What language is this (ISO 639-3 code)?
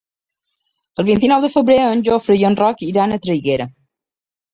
cat